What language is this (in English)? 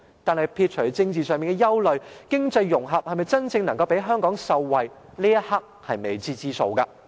Cantonese